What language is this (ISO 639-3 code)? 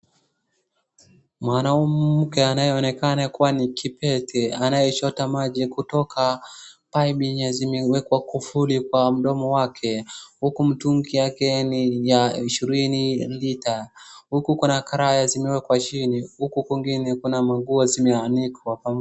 swa